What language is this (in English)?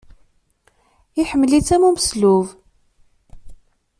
Kabyle